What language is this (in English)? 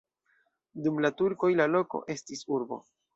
Esperanto